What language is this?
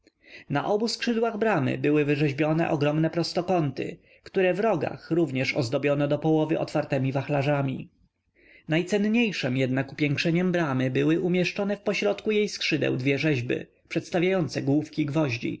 Polish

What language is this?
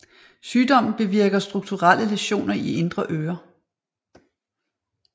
Danish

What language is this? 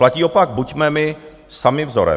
Czech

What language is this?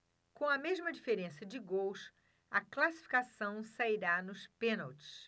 Portuguese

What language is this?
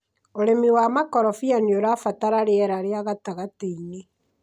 Kikuyu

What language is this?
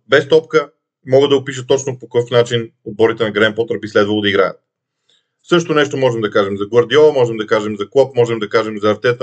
Bulgarian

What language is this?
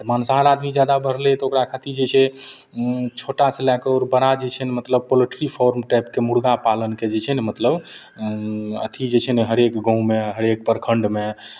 Maithili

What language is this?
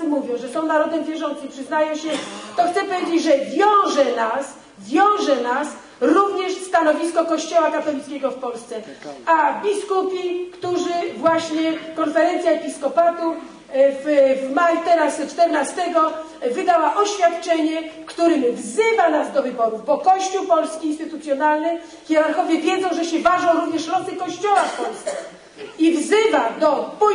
Polish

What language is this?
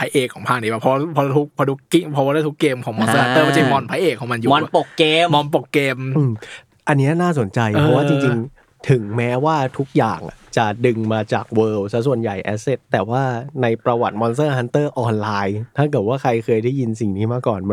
Thai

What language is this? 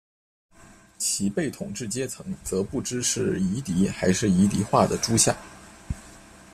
Chinese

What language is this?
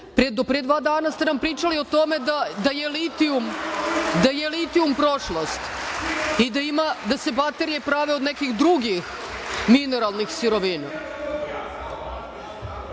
Serbian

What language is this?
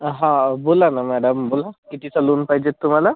Marathi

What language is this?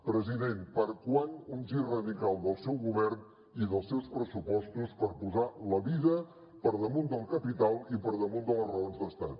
Catalan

